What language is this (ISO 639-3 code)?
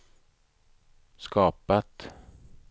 swe